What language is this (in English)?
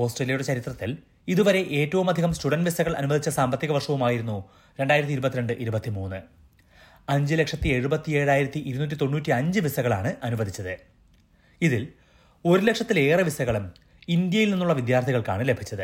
Malayalam